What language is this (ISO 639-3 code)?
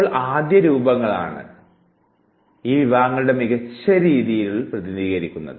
mal